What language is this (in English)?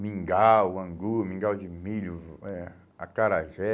Portuguese